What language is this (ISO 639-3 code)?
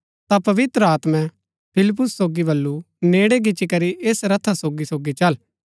gbk